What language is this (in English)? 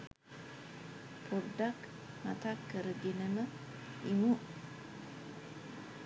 Sinhala